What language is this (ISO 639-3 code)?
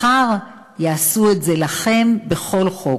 heb